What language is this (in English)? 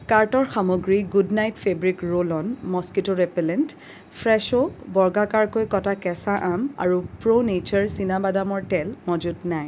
Assamese